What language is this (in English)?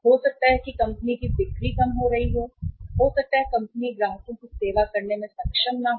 Hindi